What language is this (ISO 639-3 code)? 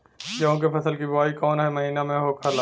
bho